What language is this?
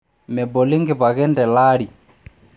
Masai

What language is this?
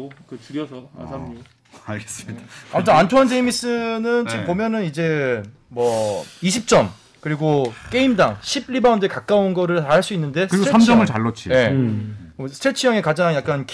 Korean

